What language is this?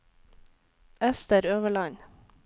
Norwegian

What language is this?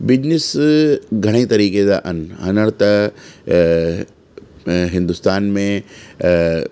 Sindhi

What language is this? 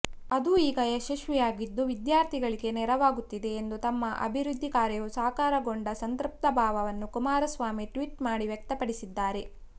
Kannada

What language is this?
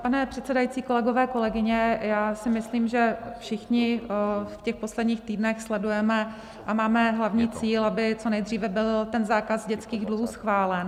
Czech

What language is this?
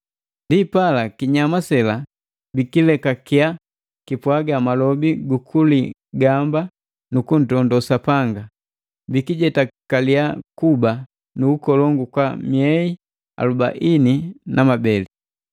Matengo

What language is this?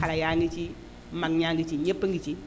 Wolof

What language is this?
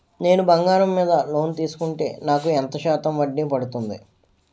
Telugu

